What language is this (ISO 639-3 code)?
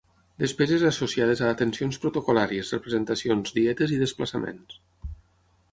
cat